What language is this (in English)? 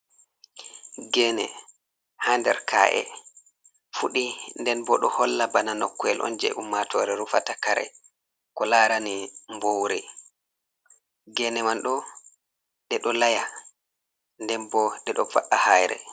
Fula